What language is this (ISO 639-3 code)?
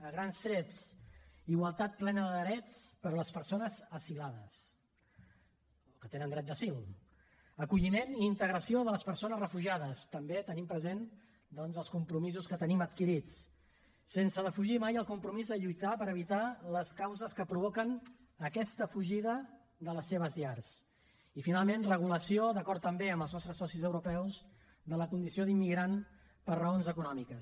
cat